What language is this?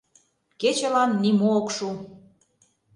Mari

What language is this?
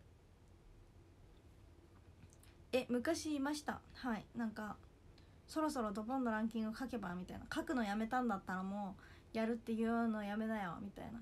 Japanese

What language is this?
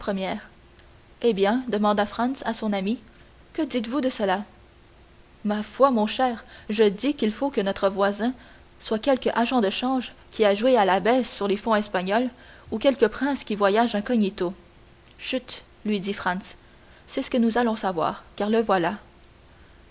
French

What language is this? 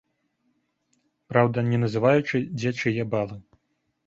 Belarusian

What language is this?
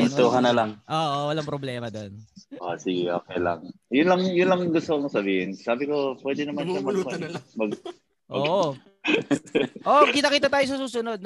Filipino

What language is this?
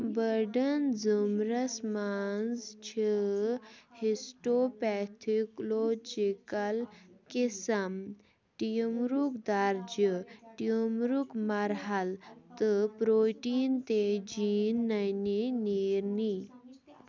Kashmiri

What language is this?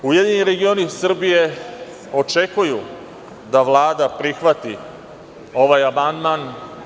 Serbian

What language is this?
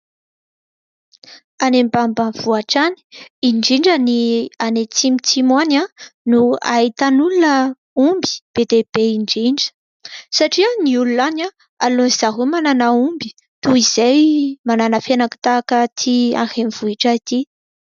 Malagasy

